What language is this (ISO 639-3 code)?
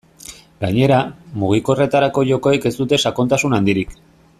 eus